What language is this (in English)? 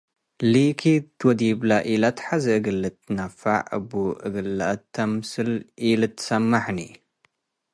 Tigre